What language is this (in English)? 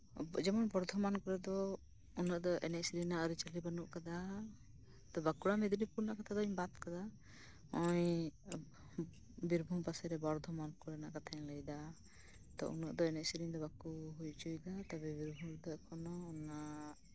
Santali